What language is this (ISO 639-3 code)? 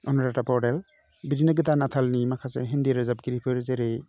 brx